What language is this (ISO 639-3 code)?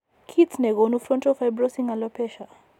kln